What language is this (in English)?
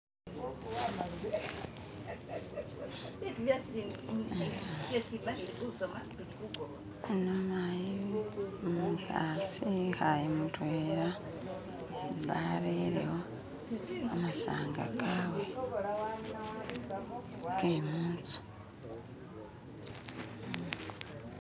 Masaaba